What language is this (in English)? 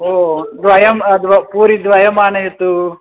Sanskrit